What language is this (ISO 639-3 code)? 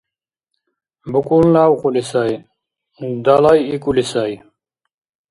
dar